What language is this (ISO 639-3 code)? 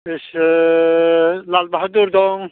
brx